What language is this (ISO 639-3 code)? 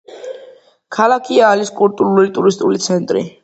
kat